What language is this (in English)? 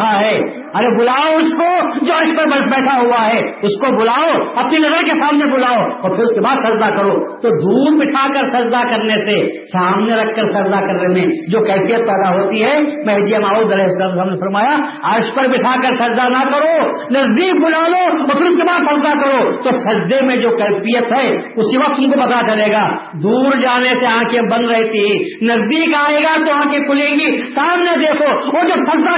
Urdu